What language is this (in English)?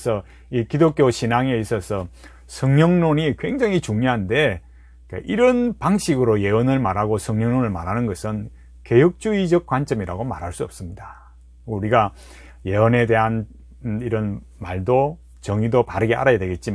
Korean